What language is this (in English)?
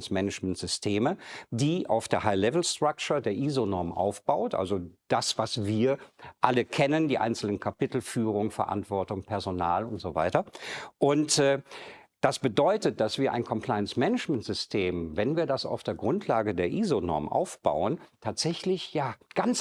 German